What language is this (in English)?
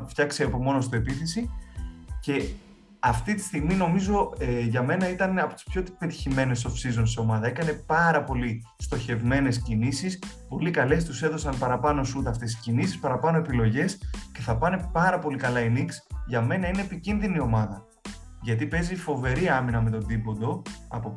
Greek